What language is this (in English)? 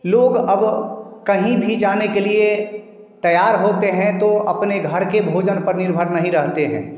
Hindi